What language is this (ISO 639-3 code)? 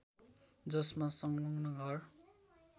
nep